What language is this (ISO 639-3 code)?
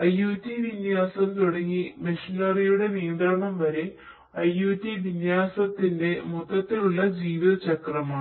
mal